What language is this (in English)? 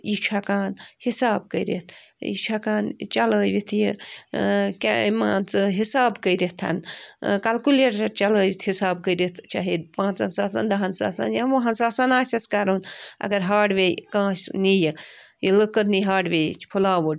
Kashmiri